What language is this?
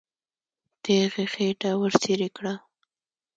Pashto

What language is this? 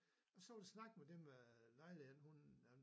Danish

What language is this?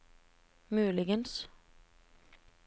Norwegian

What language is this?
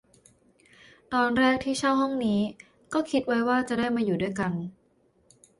Thai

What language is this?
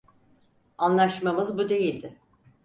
Turkish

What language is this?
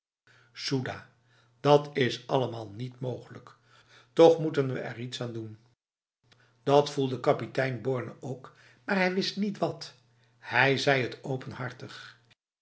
Dutch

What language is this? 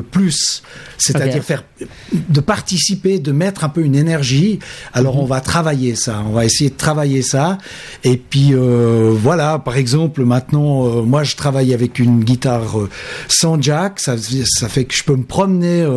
French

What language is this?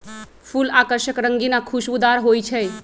Magahi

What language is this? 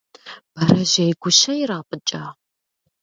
Kabardian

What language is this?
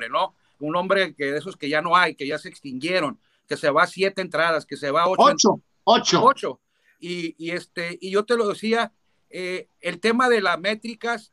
Spanish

